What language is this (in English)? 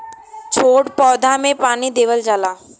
Bhojpuri